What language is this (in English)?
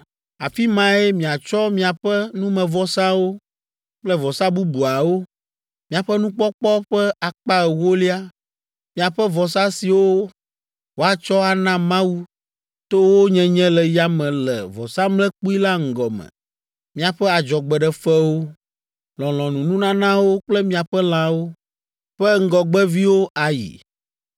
Ewe